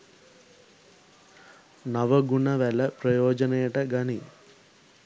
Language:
Sinhala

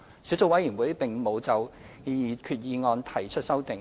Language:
Cantonese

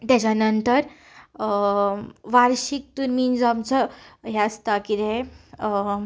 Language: Konkani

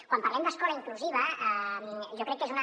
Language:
Catalan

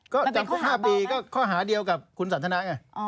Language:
Thai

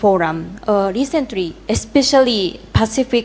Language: Indonesian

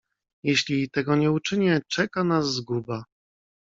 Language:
Polish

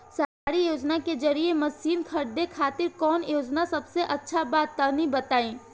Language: Bhojpuri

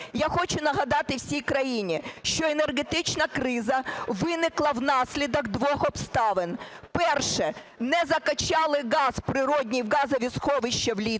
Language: Ukrainian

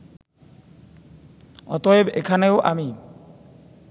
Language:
Bangla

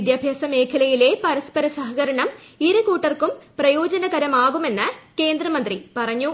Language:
Malayalam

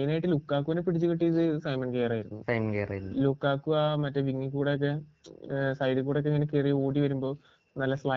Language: Malayalam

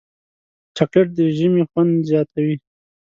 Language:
Pashto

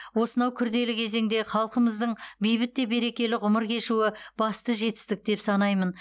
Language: Kazakh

